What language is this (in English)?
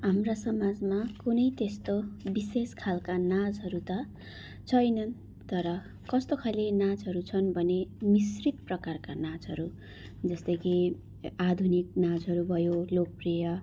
Nepali